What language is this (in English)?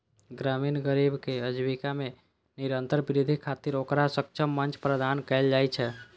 Maithili